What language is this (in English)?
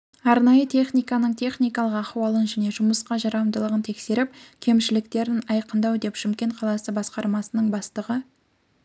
Kazakh